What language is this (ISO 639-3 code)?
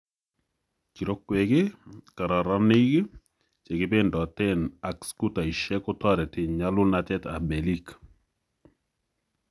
kln